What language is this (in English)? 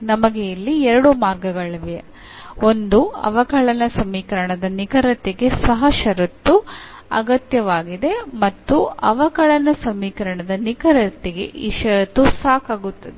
Kannada